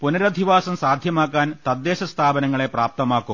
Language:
Malayalam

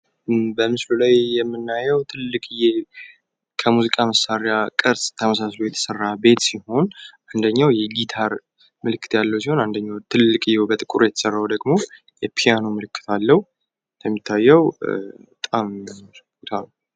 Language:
Amharic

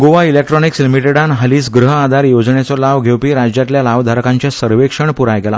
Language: Konkani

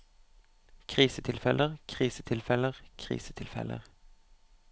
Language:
Norwegian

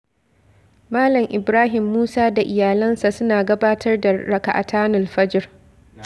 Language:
Hausa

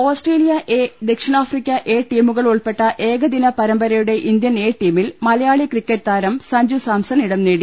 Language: Malayalam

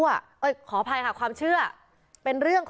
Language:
Thai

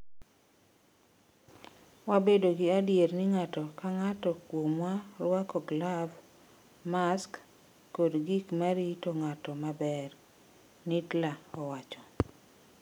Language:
Luo (Kenya and Tanzania)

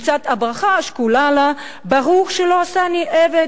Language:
Hebrew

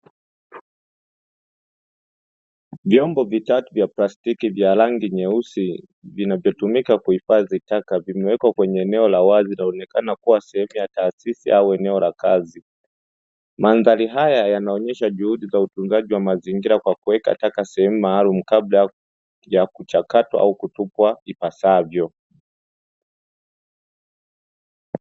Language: Swahili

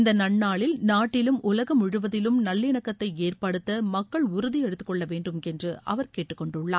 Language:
Tamil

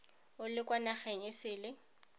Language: Tswana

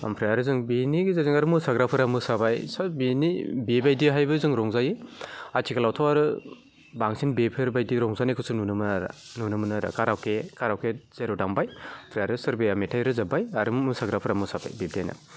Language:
Bodo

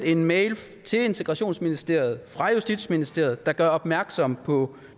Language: Danish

